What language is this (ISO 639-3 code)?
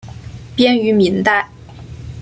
zho